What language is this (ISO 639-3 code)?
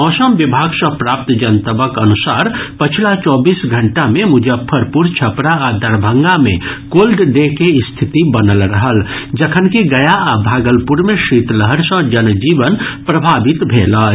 mai